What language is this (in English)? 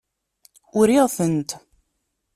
Kabyle